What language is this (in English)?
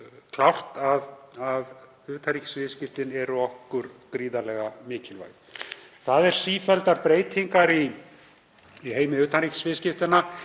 Icelandic